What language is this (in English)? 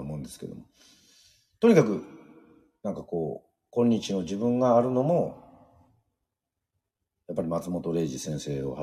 Japanese